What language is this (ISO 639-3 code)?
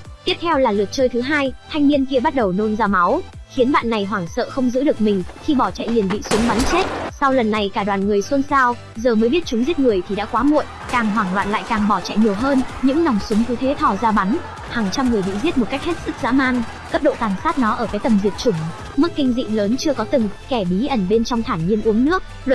vie